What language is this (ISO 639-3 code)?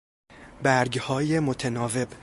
fas